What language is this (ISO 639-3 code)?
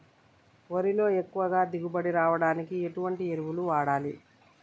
tel